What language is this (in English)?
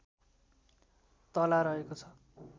Nepali